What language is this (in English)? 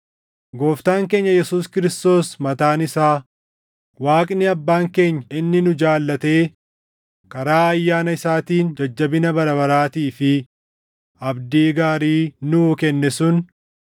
Oromo